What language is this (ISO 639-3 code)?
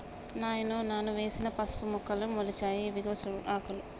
tel